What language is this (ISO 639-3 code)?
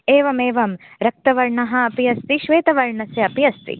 san